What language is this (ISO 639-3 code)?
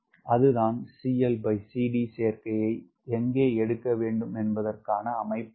tam